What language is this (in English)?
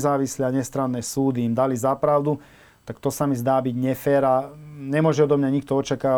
Slovak